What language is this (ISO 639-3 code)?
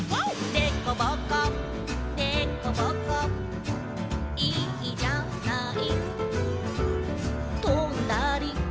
jpn